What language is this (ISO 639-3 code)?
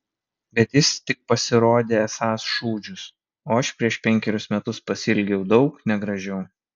lit